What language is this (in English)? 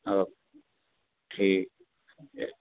Sindhi